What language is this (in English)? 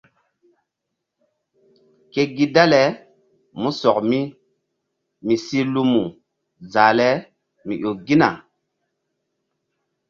Mbum